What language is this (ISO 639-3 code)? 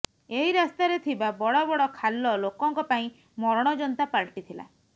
ori